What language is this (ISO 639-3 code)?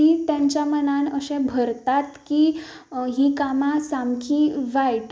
kok